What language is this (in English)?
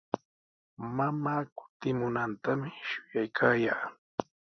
Sihuas Ancash Quechua